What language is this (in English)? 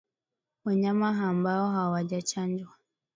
Swahili